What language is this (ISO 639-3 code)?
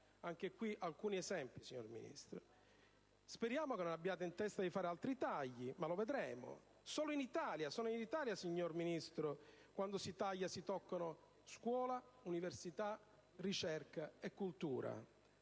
ita